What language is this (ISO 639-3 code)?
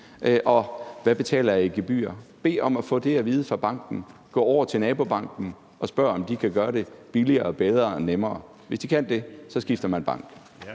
dan